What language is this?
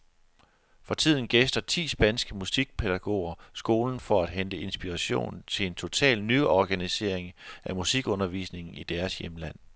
Danish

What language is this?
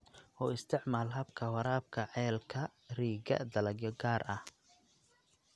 Somali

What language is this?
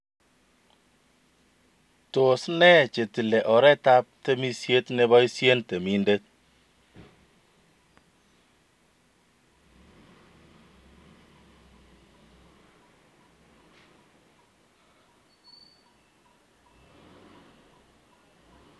Kalenjin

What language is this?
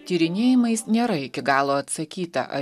Lithuanian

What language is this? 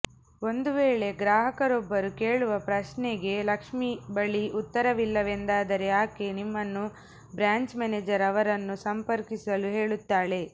Kannada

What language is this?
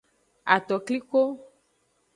Aja (Benin)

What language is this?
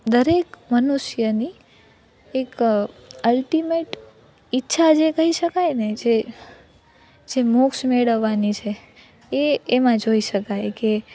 Gujarati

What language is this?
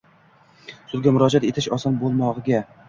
Uzbek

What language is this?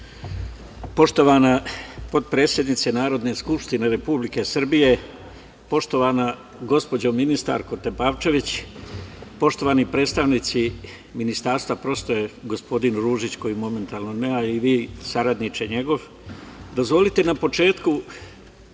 Serbian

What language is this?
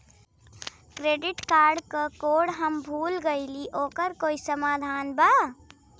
Bhojpuri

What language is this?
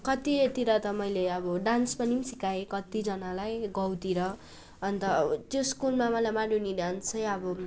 Nepali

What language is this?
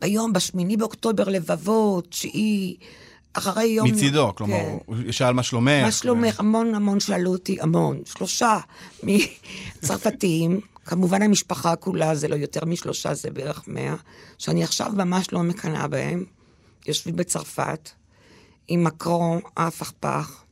Hebrew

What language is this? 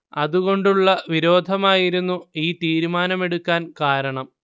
Malayalam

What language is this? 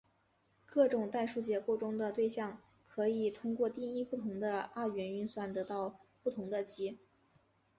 Chinese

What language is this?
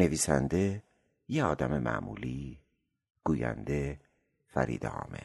Persian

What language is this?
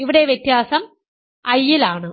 Malayalam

